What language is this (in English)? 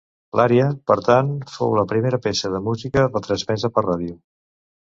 Catalan